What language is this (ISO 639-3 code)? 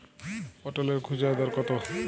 ben